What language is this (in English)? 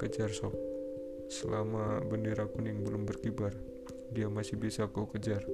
Indonesian